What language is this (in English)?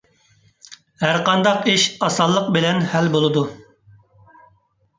Uyghur